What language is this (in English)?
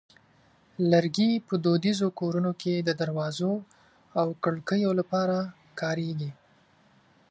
Pashto